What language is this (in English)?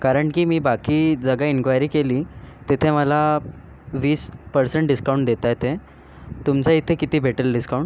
Marathi